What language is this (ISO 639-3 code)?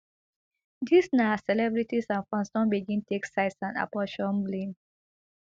pcm